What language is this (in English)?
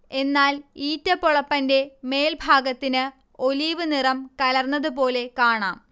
Malayalam